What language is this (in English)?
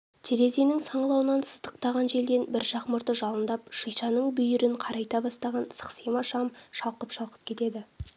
Kazakh